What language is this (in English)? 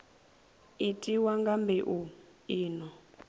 Venda